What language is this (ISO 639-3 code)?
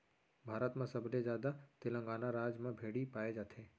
hne